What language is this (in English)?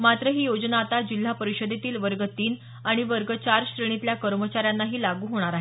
Marathi